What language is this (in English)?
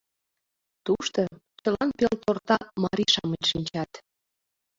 Mari